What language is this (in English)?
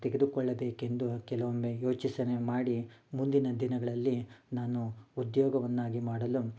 Kannada